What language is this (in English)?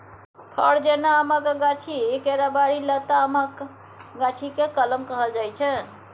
Maithili